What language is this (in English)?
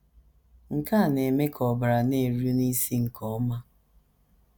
Igbo